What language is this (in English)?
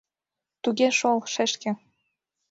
Mari